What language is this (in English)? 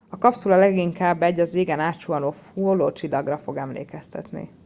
Hungarian